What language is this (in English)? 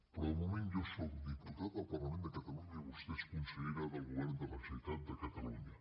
Catalan